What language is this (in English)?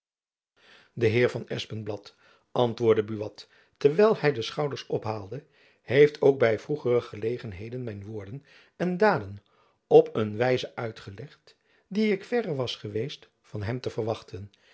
Dutch